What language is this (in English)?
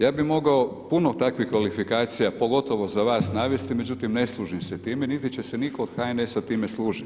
Croatian